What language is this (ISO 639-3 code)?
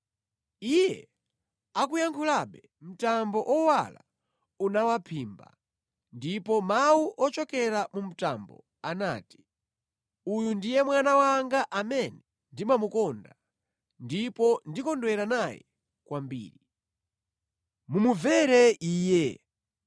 nya